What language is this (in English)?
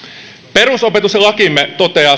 Finnish